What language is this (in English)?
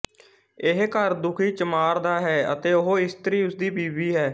Punjabi